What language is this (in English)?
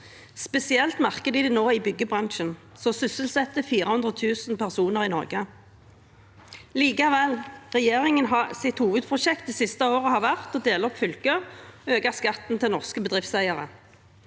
Norwegian